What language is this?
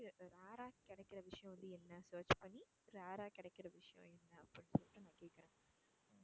Tamil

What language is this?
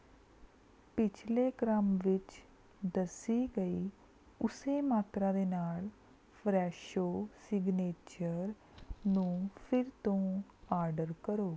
Punjabi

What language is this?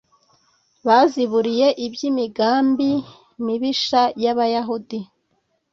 Kinyarwanda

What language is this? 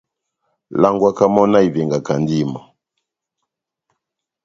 Batanga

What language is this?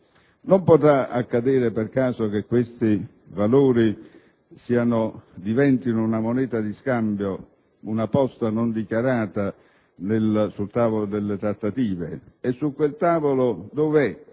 Italian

